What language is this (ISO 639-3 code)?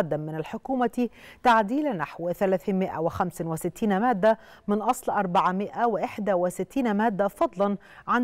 ara